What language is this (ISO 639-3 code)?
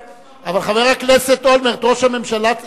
heb